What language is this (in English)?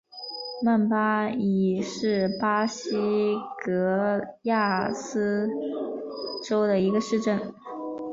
Chinese